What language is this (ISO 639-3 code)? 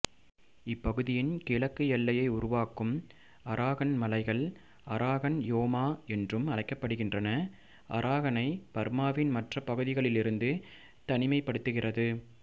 tam